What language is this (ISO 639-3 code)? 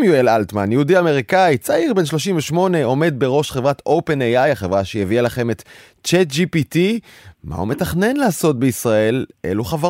heb